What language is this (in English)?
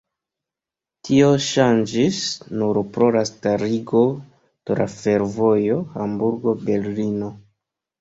Esperanto